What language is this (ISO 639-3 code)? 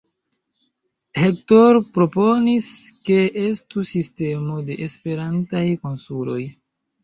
epo